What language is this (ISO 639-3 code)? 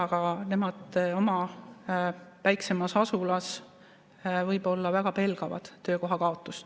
est